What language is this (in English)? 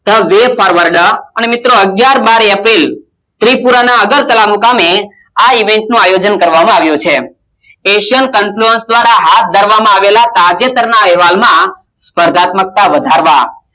Gujarati